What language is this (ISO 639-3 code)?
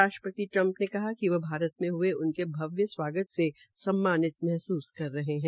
hin